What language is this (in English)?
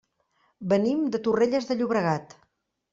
Catalan